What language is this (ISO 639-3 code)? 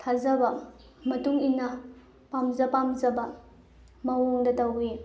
mni